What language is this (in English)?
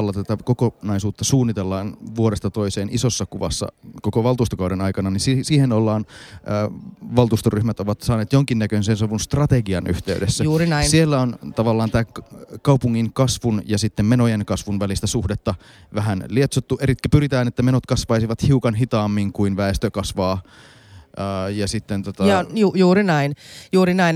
Finnish